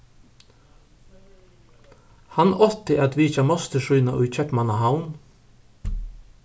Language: Faroese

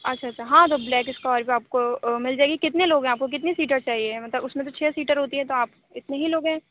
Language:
Urdu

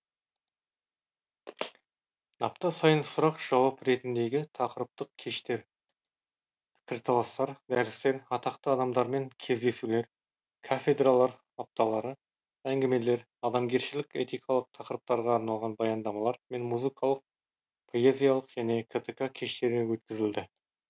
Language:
Kazakh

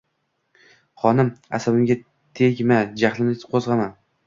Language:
Uzbek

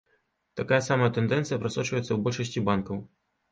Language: Belarusian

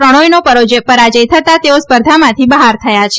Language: Gujarati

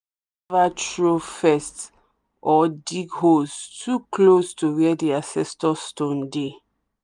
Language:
Nigerian Pidgin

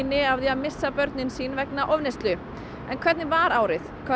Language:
Icelandic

